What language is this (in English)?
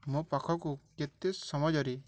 Odia